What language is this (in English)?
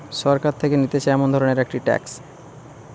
Bangla